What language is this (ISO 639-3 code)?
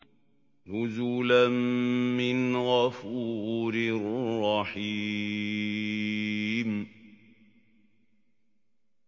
ara